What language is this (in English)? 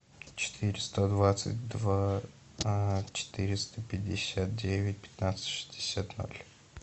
Russian